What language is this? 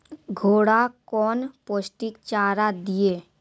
Maithili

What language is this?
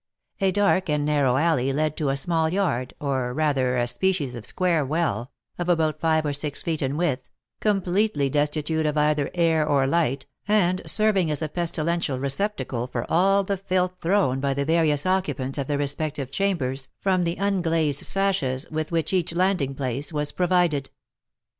English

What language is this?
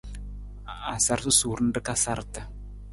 Nawdm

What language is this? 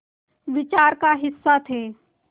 Hindi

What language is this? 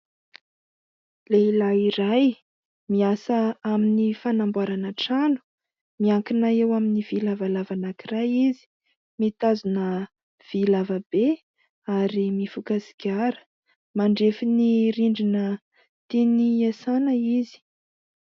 Malagasy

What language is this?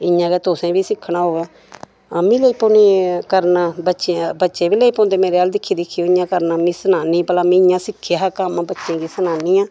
Dogri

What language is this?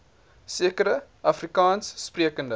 Afrikaans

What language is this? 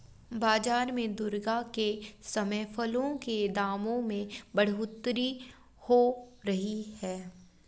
Hindi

